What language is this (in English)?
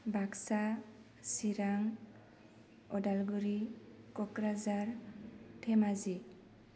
Bodo